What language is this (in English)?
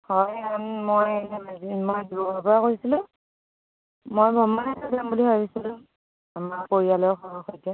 Assamese